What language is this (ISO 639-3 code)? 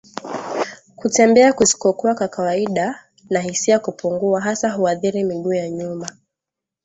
swa